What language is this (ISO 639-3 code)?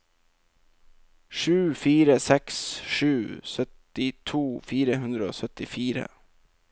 nor